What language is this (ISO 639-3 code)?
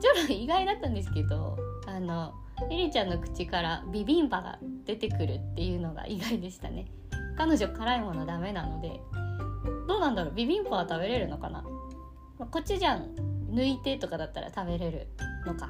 jpn